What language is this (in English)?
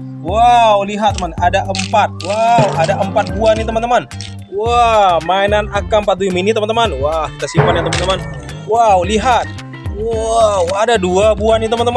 Indonesian